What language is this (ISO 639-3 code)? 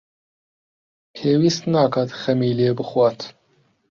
ckb